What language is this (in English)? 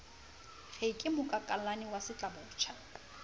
Southern Sotho